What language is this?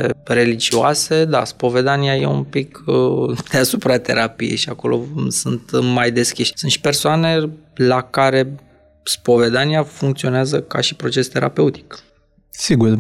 Romanian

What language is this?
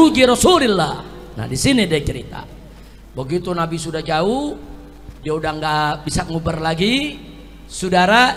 Indonesian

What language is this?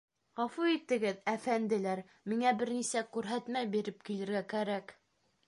Bashkir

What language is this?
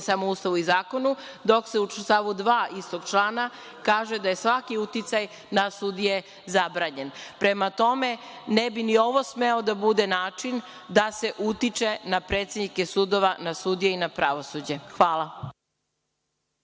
Serbian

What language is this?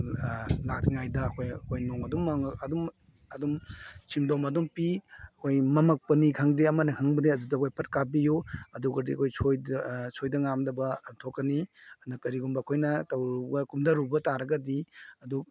Manipuri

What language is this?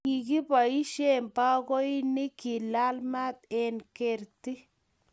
Kalenjin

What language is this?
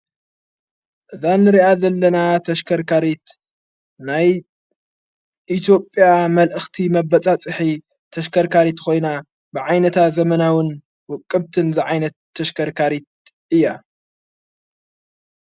Tigrinya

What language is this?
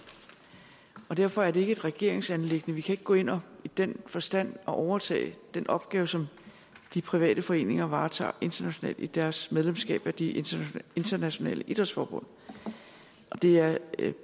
Danish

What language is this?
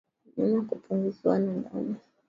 Swahili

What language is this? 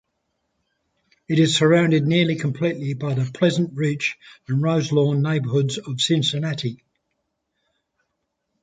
English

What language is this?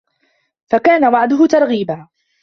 Arabic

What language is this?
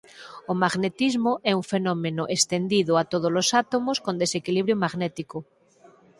Galician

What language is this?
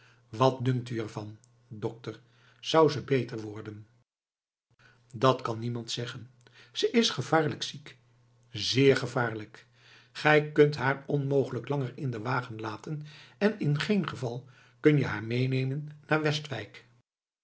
Dutch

